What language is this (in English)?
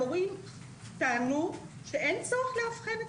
Hebrew